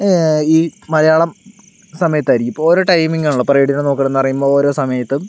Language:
Malayalam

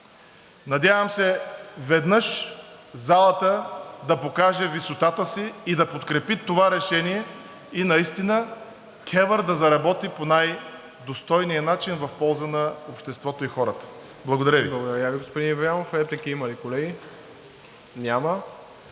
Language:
Bulgarian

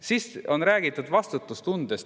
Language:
Estonian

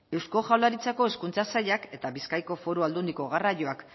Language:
Basque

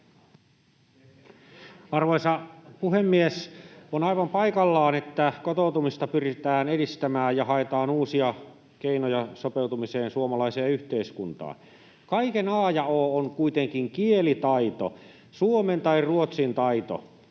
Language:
Finnish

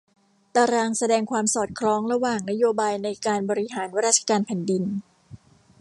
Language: Thai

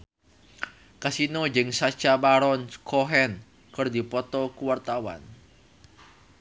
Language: Sundanese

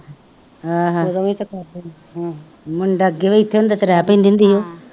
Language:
Punjabi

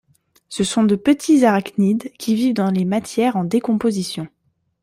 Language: French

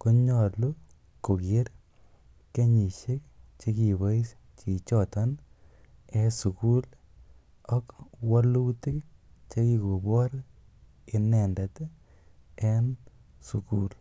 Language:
Kalenjin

